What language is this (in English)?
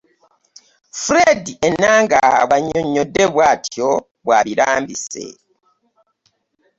Ganda